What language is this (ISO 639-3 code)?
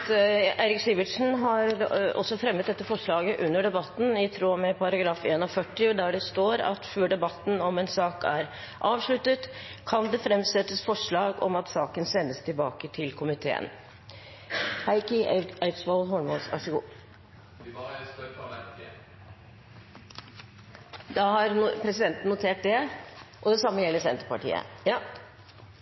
nob